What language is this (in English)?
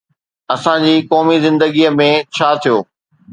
Sindhi